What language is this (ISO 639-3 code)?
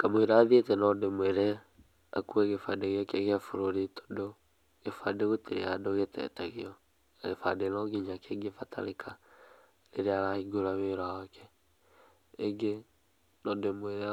kik